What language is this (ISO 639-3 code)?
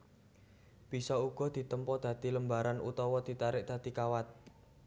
jav